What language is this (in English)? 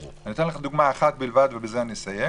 Hebrew